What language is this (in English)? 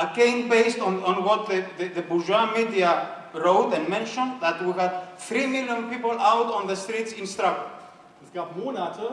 German